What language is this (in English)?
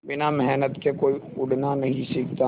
Hindi